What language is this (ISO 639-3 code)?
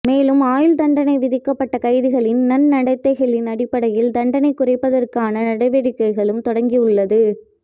tam